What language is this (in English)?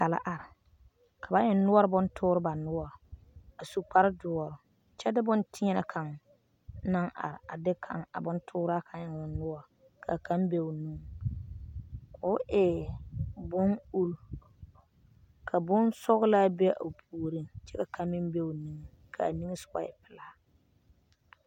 Southern Dagaare